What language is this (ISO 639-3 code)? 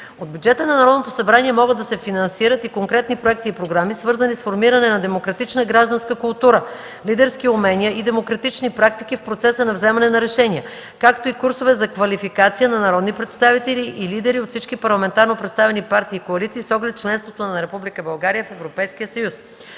bul